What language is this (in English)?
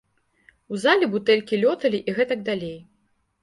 Belarusian